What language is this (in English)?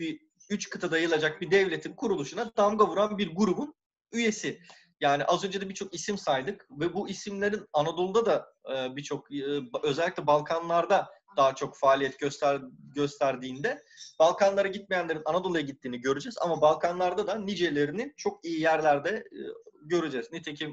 Turkish